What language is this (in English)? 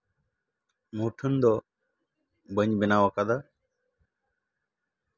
Santali